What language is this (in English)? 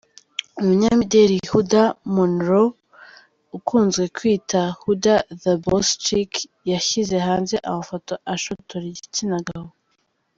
Kinyarwanda